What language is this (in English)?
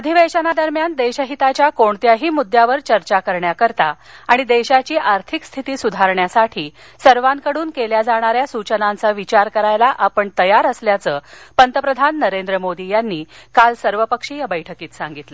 Marathi